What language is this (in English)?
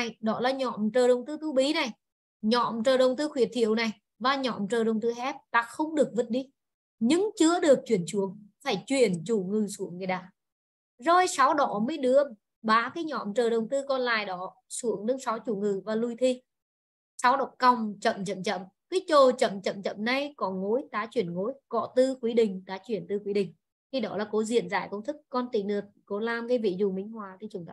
Vietnamese